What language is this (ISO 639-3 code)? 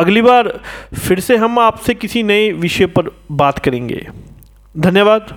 hin